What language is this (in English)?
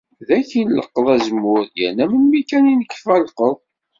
Kabyle